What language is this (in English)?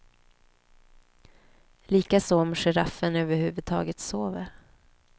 Swedish